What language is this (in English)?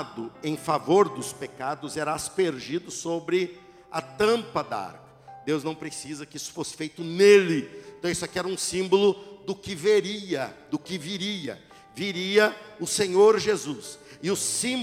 Portuguese